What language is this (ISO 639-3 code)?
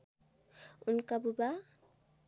nep